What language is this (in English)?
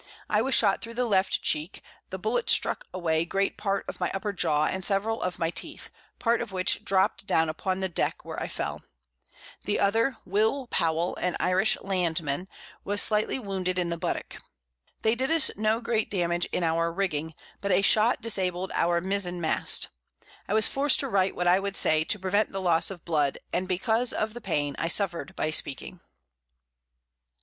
English